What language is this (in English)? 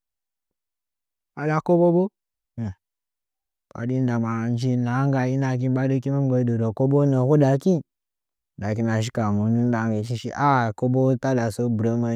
Nzanyi